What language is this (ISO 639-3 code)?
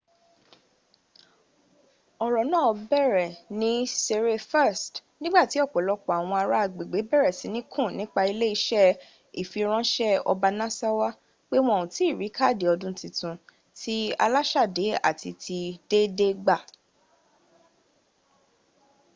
yor